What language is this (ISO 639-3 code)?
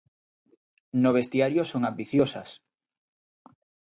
glg